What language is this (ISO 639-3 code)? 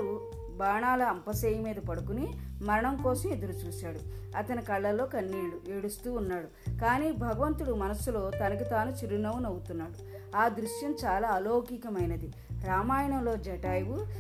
tel